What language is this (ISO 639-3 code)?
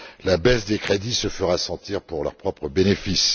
fra